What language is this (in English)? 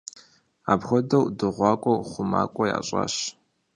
Kabardian